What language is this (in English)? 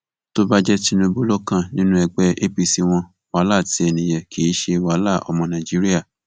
Yoruba